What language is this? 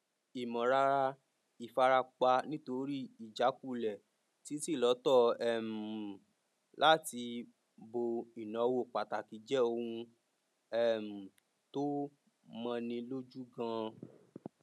Yoruba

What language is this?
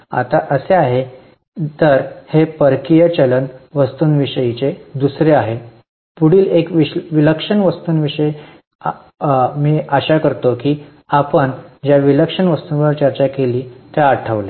Marathi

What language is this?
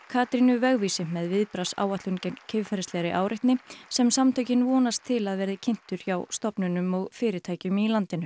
Icelandic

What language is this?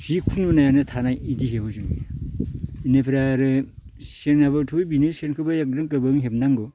Bodo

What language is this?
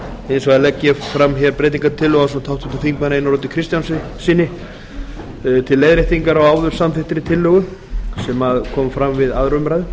Icelandic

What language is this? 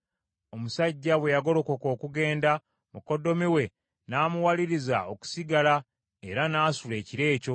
Ganda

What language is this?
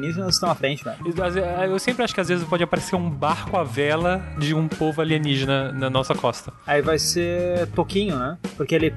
Portuguese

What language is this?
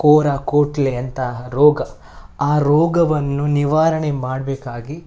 Kannada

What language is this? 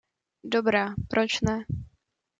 Czech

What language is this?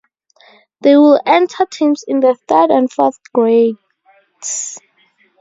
English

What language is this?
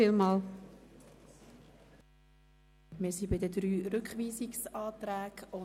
Swiss German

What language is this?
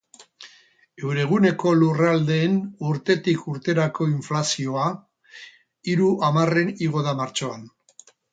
Basque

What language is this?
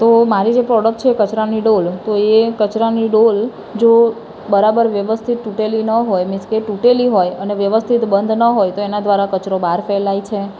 Gujarati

